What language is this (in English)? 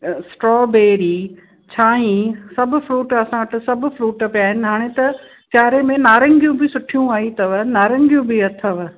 Sindhi